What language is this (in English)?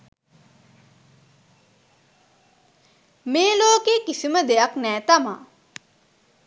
Sinhala